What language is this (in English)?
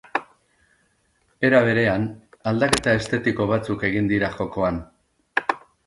Basque